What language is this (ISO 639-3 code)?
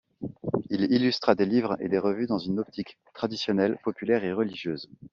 fra